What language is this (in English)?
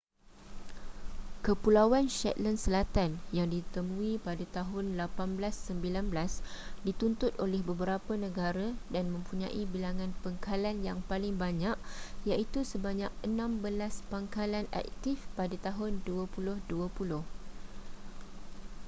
Malay